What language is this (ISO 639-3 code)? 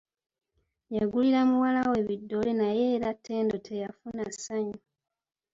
lug